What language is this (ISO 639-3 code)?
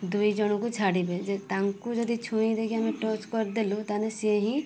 ori